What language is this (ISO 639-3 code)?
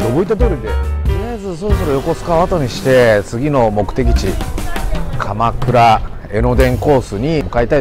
jpn